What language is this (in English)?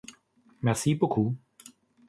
German